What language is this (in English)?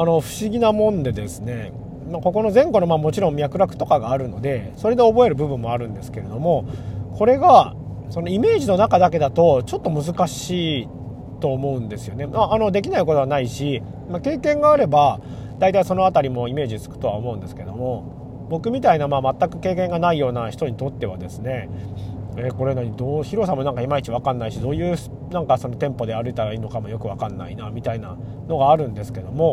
Japanese